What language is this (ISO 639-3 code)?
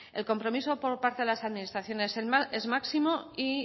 spa